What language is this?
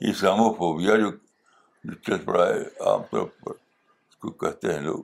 Urdu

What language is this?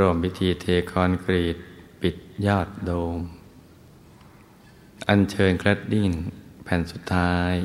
Thai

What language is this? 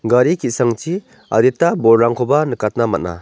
Garo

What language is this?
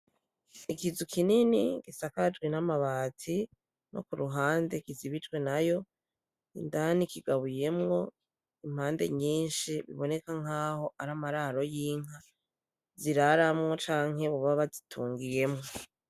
Rundi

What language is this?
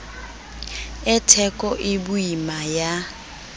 Southern Sotho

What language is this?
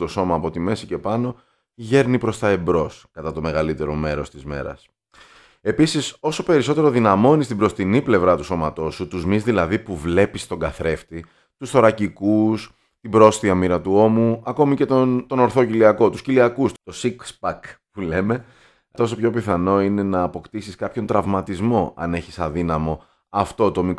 Greek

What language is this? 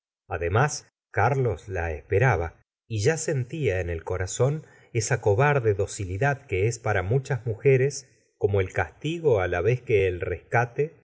Spanish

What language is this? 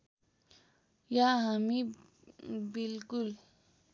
Nepali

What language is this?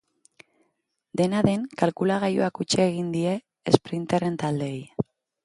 Basque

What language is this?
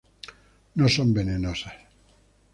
Spanish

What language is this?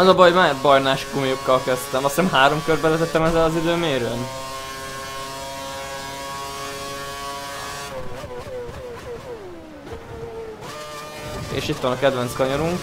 Hungarian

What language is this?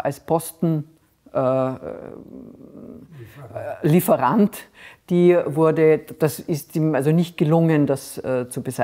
German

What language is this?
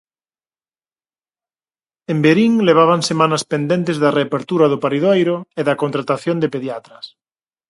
Galician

